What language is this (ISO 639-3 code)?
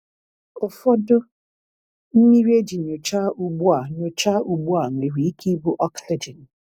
ibo